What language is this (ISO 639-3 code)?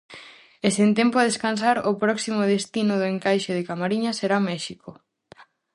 glg